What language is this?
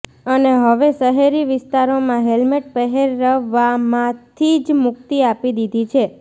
Gujarati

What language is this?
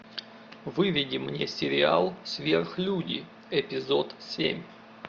Russian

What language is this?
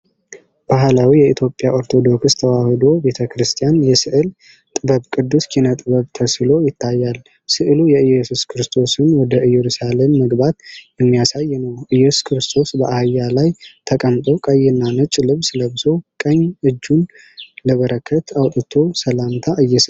Amharic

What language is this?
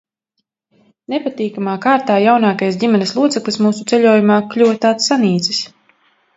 Latvian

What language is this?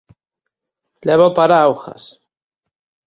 Galician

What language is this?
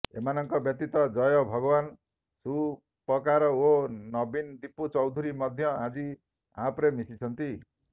Odia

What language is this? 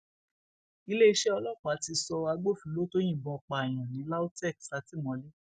Yoruba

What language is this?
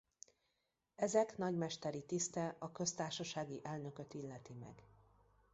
Hungarian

